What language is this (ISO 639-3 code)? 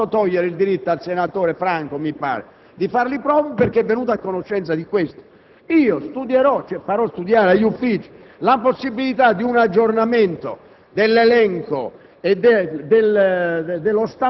ita